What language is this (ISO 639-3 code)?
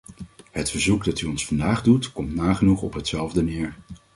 nld